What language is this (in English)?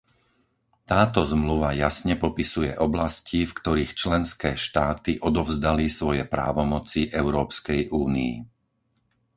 Slovak